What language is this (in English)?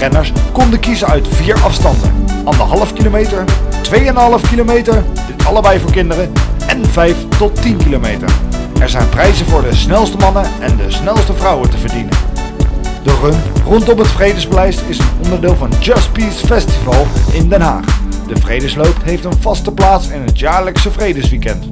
Dutch